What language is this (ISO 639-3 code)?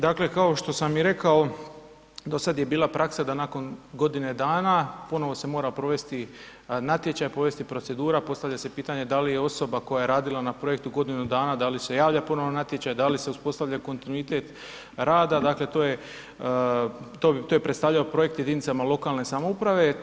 hrv